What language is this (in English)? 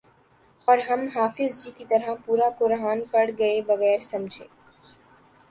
Urdu